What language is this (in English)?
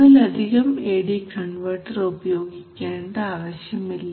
Malayalam